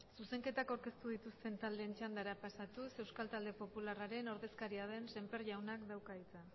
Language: Basque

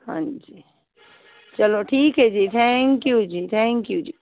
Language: Punjabi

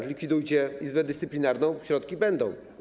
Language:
Polish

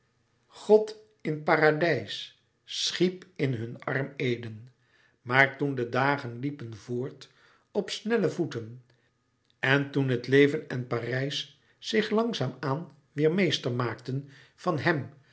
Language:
Dutch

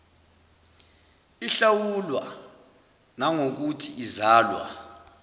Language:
Zulu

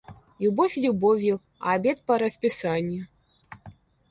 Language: Russian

